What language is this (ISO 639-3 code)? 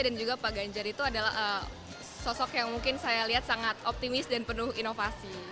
ind